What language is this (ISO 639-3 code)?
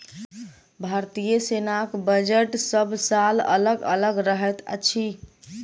mai